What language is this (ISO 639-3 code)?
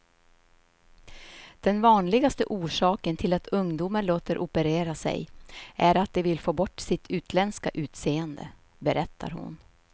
swe